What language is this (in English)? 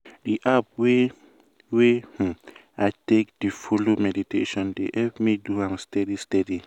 Nigerian Pidgin